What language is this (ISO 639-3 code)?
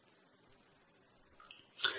kan